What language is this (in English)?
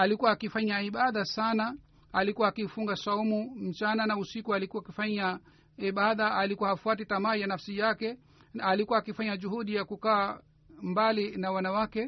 Swahili